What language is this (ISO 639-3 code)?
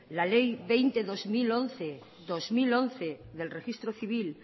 spa